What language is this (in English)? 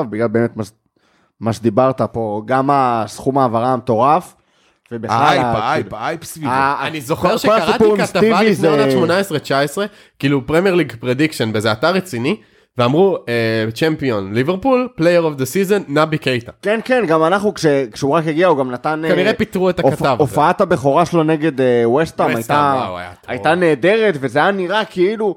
Hebrew